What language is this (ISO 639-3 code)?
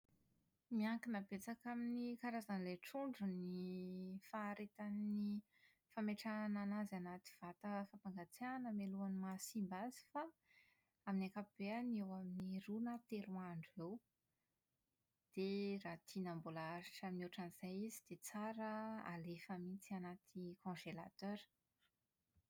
mlg